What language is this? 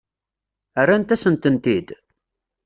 Kabyle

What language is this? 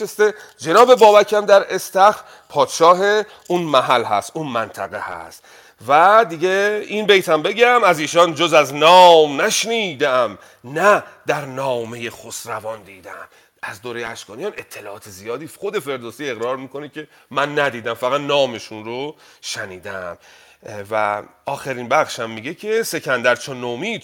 Persian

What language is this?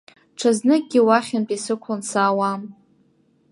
Abkhazian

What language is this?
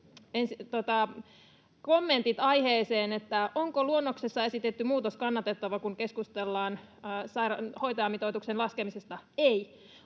Finnish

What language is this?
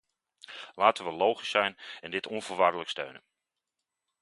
Dutch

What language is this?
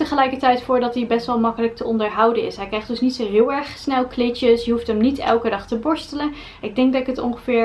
Dutch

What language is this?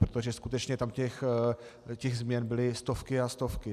Czech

